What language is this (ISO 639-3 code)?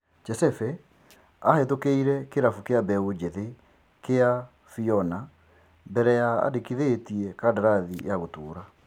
kik